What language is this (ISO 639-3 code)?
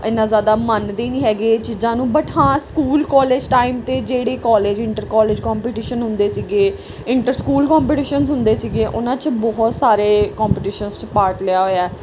pan